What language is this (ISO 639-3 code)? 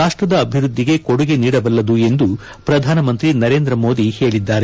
kan